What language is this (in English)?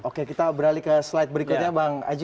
Indonesian